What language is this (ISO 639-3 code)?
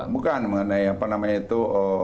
ind